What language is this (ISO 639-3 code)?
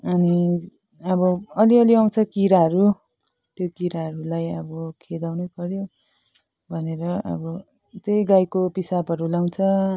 nep